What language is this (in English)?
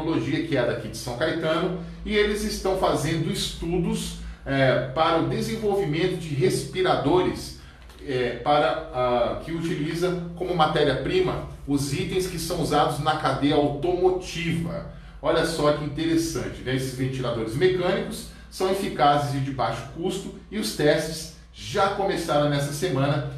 Portuguese